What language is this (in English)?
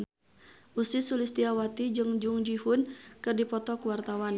Sundanese